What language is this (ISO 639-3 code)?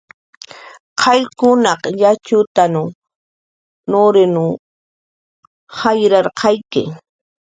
jqr